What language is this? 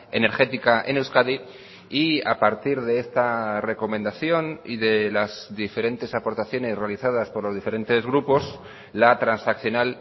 Spanish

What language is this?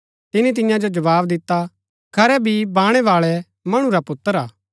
Gaddi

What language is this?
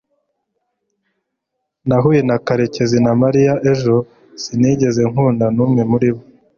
Kinyarwanda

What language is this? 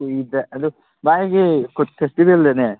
Manipuri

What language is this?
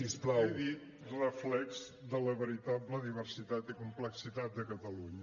Catalan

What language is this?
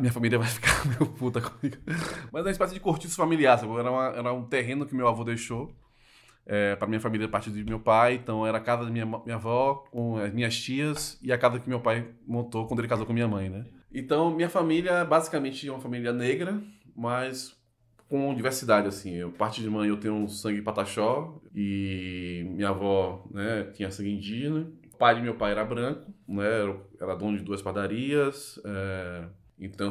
Portuguese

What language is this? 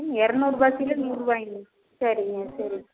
Tamil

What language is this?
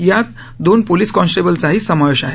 Marathi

